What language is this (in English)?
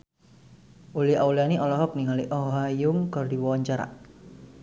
Sundanese